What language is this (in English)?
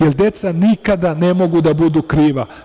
Serbian